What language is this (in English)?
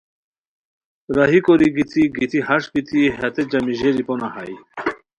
Khowar